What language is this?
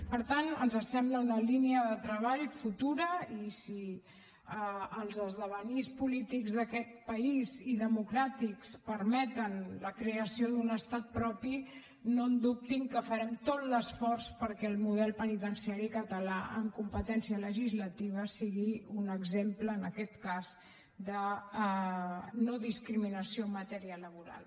Catalan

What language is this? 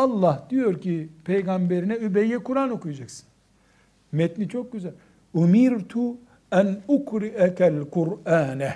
Turkish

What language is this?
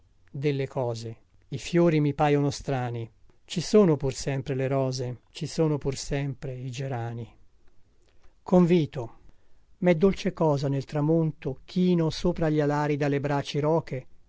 Italian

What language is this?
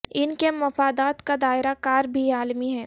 Urdu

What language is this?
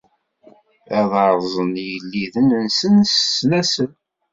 Kabyle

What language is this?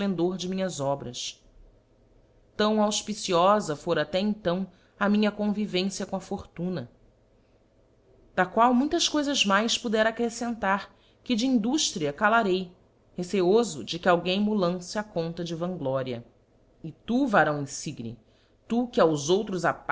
Portuguese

